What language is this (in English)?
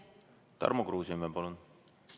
Estonian